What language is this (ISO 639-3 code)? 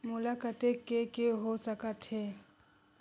hne